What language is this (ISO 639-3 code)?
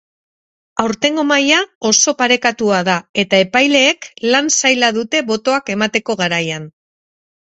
eus